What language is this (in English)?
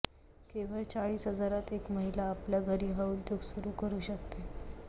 Marathi